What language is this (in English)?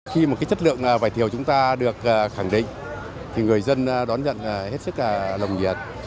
Vietnamese